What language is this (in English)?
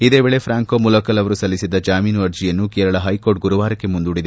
Kannada